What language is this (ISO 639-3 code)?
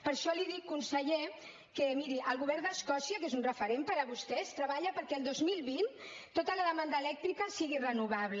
cat